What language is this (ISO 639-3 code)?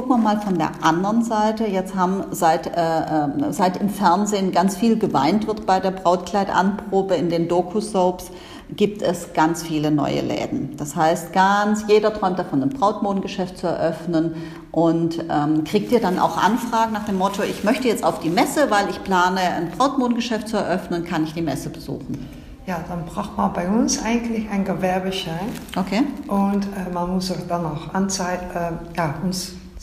deu